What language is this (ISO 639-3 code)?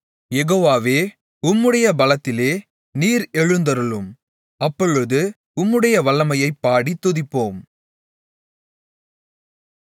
tam